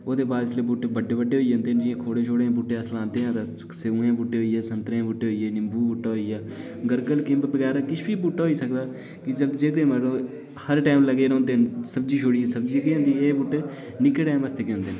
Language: Dogri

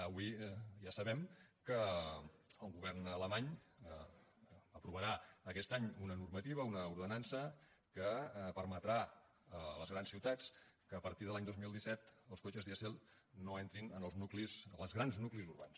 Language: Catalan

